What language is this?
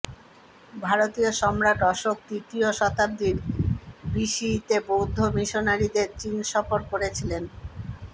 Bangla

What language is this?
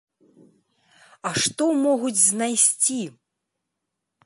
Belarusian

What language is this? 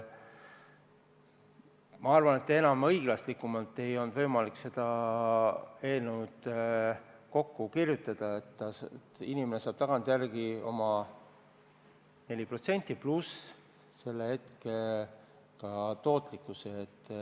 Estonian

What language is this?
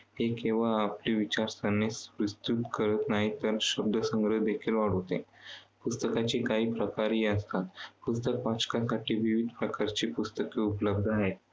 Marathi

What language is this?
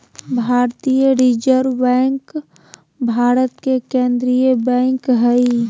Magahi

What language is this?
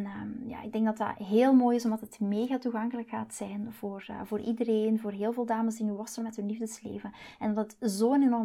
Dutch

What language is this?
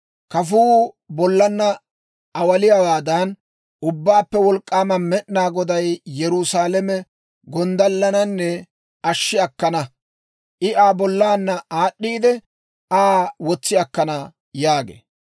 Dawro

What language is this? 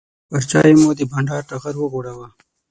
Pashto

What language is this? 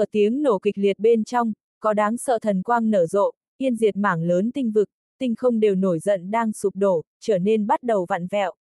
Vietnamese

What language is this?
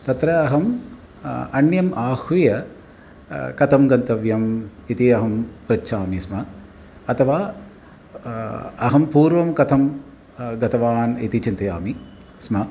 Sanskrit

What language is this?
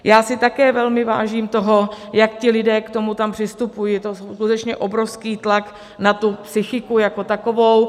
Czech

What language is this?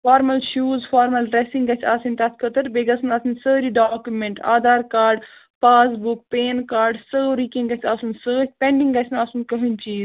Kashmiri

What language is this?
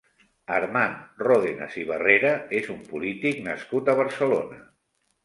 Catalan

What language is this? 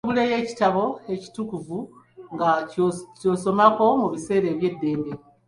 Ganda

